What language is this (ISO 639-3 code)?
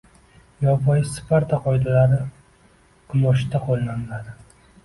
uzb